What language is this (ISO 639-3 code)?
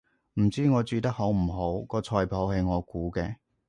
yue